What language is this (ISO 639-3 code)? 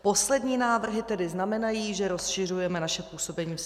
ces